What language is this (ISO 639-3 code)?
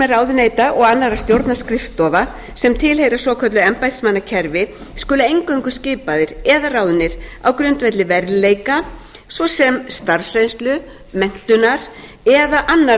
isl